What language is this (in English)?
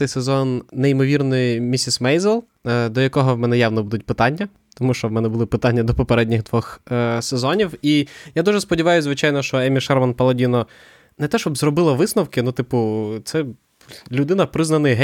Ukrainian